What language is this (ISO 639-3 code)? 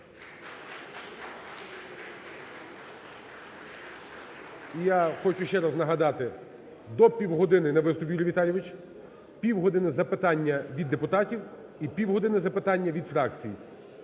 ukr